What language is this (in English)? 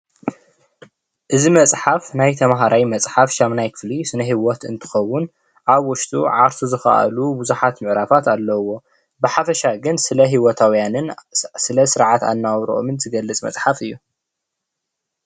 Tigrinya